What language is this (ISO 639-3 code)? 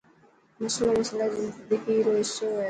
mki